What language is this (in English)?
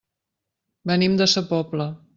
Catalan